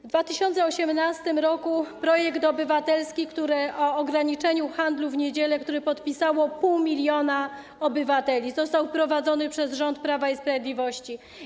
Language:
Polish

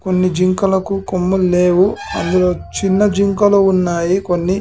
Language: Telugu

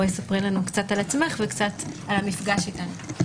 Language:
Hebrew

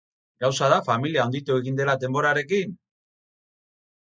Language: Basque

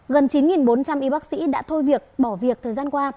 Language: Vietnamese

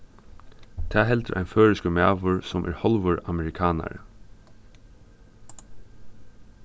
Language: Faroese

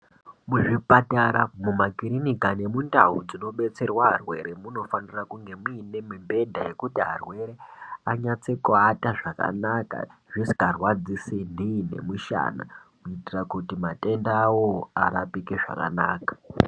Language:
Ndau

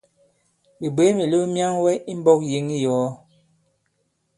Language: Bankon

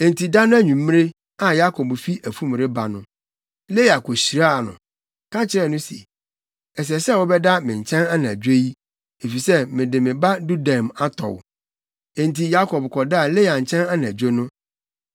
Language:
Akan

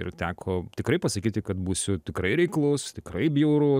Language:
Lithuanian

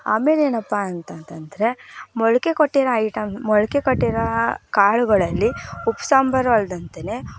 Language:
Kannada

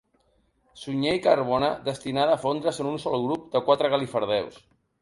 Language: Catalan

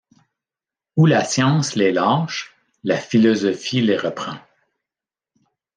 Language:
French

